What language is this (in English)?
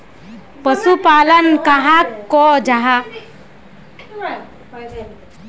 Magahi